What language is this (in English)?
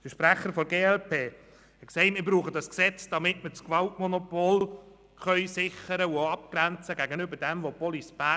Swiss German